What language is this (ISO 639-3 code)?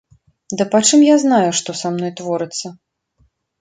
bel